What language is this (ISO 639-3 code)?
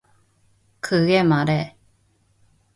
kor